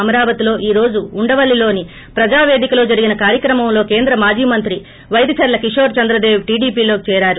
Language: Telugu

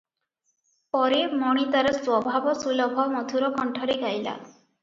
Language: Odia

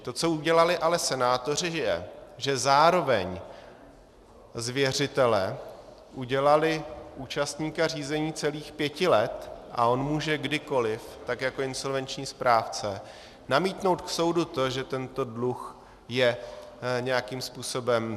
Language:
Czech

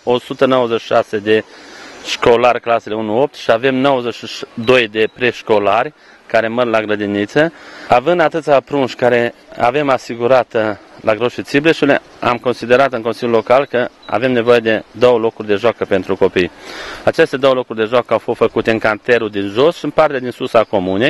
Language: Romanian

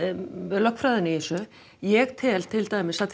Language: Icelandic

